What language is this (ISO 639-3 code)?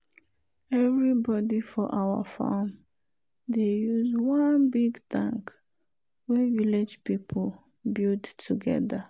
pcm